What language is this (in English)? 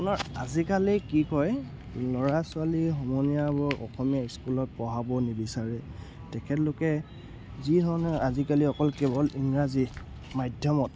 Assamese